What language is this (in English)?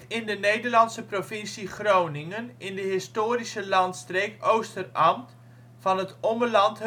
Dutch